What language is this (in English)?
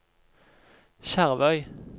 Norwegian